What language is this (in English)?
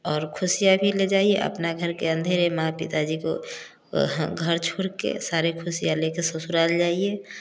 Hindi